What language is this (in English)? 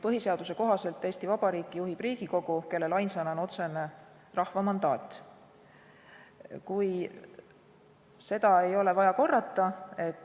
Estonian